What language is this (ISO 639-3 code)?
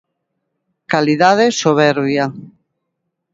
glg